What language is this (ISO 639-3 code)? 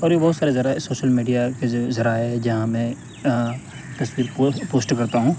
urd